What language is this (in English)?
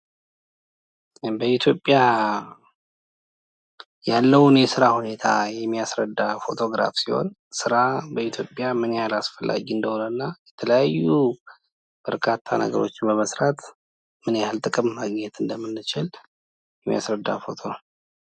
Amharic